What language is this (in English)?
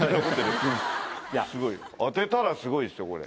Japanese